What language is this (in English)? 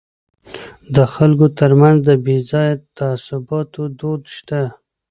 Pashto